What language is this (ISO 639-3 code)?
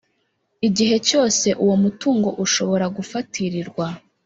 kin